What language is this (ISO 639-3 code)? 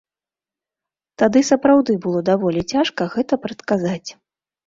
bel